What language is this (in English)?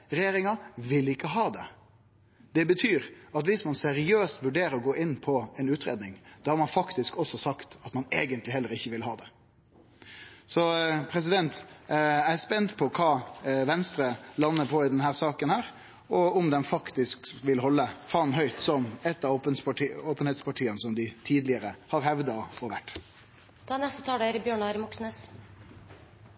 Norwegian